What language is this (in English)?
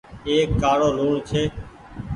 Goaria